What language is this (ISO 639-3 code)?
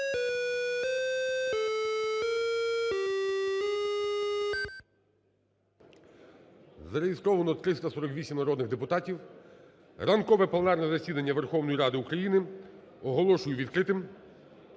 ukr